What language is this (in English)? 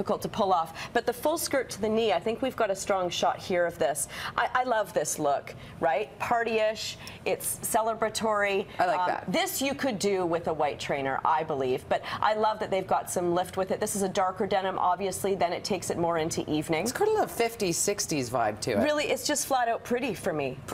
English